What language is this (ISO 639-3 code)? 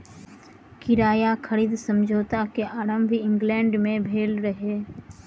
mai